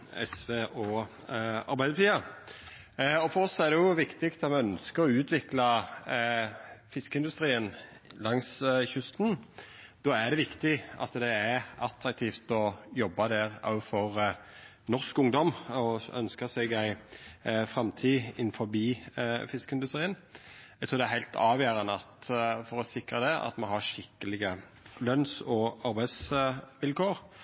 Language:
Norwegian Nynorsk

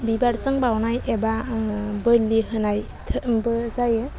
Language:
Bodo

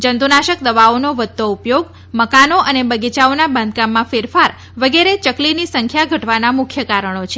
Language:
Gujarati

